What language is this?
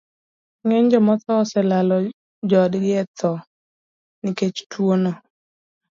Luo (Kenya and Tanzania)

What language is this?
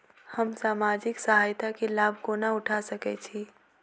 Maithili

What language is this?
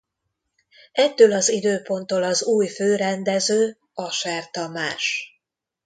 Hungarian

